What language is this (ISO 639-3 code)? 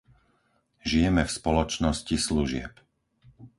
slk